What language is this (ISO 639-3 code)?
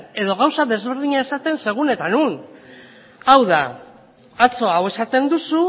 eus